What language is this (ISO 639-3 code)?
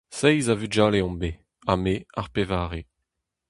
bre